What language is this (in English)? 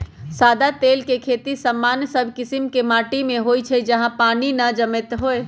Magahi